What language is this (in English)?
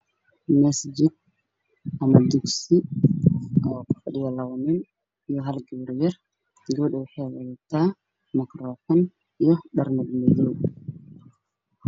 Somali